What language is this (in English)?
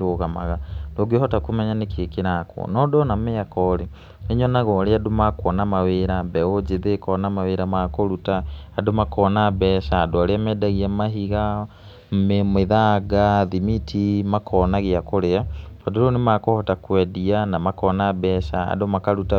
Kikuyu